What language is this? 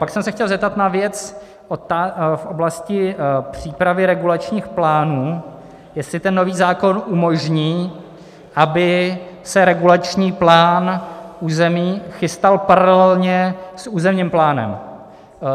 Czech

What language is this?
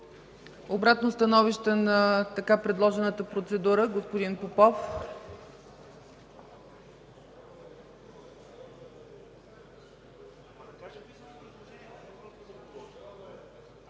Bulgarian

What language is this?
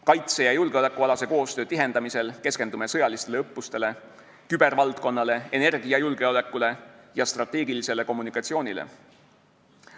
Estonian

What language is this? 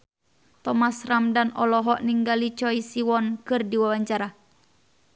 Sundanese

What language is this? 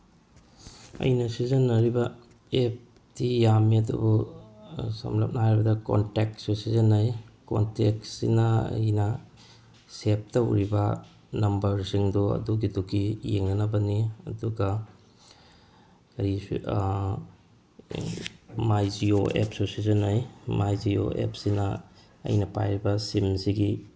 Manipuri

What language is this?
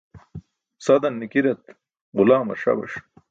Burushaski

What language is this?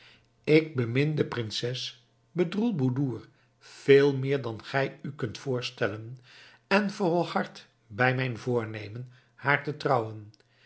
Dutch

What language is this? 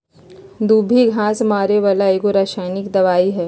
Magahi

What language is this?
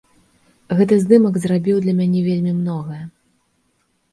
Belarusian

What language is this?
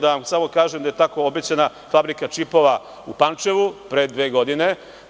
Serbian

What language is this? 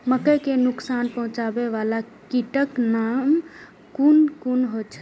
Maithili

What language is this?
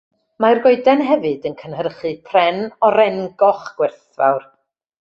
Welsh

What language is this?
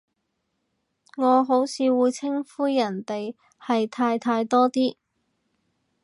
Cantonese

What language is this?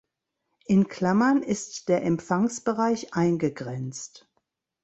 German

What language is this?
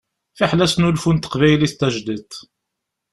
Kabyle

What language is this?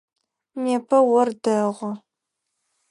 Adyghe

